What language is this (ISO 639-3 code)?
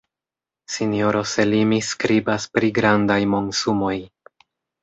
epo